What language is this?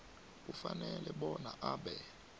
South Ndebele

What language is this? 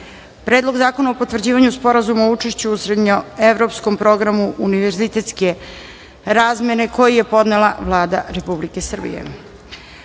Serbian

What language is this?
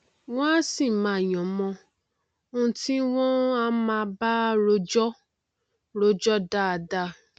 Yoruba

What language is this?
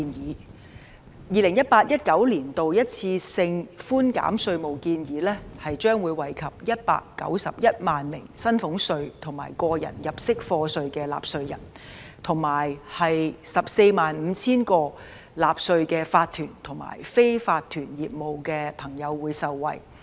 Cantonese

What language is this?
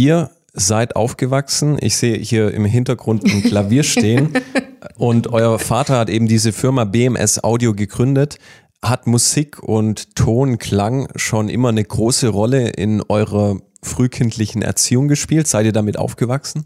German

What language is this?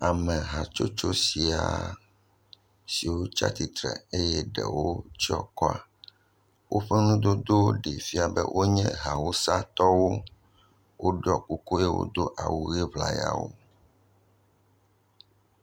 Ewe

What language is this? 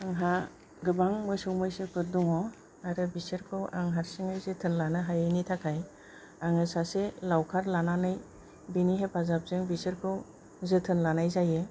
Bodo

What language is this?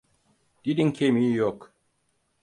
Turkish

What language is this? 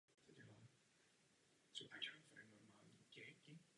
Czech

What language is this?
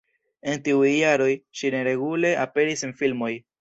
Esperanto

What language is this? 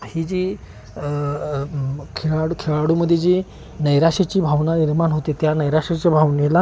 Marathi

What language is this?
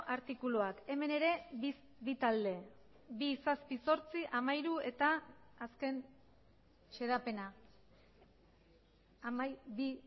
Basque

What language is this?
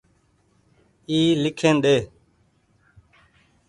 Goaria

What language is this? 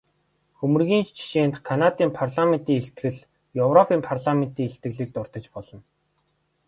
Mongolian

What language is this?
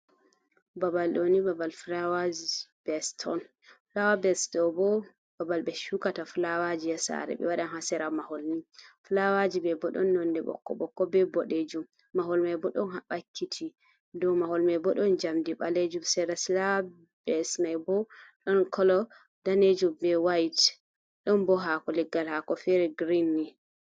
Fula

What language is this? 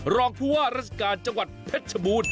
Thai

